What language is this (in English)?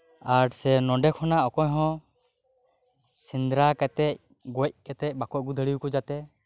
Santali